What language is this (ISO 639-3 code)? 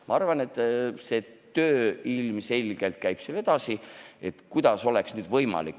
est